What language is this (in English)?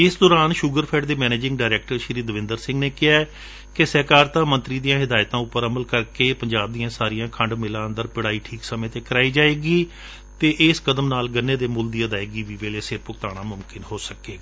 Punjabi